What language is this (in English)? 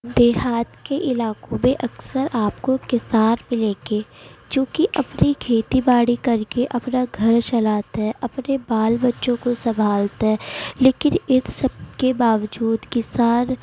Urdu